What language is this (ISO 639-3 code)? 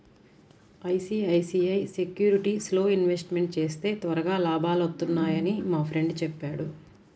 tel